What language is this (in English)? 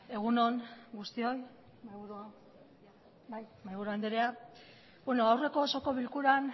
Basque